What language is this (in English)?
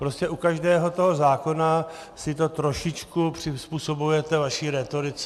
Czech